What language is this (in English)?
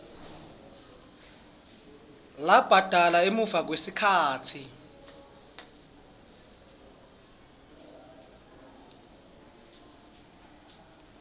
Swati